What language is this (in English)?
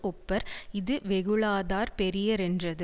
Tamil